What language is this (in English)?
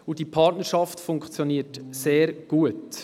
Swiss German